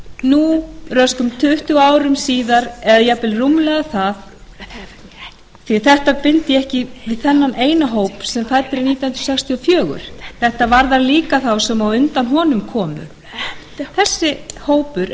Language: Icelandic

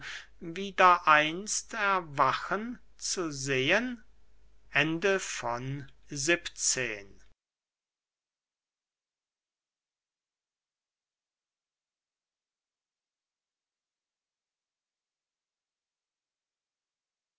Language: German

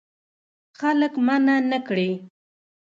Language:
Pashto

